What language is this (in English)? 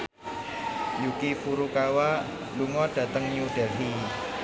Javanese